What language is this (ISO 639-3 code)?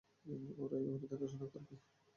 ben